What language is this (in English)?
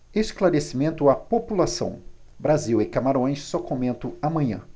Portuguese